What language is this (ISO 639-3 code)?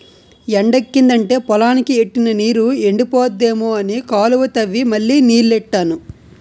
tel